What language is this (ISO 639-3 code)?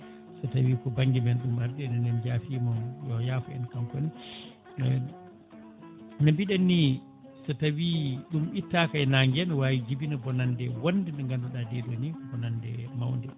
ful